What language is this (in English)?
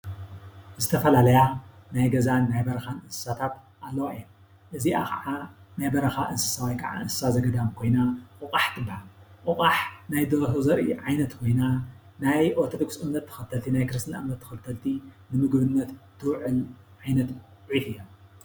Tigrinya